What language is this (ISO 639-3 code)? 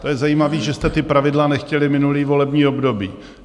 ces